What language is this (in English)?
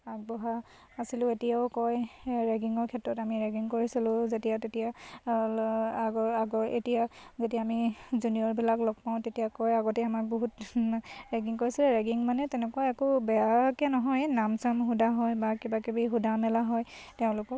Assamese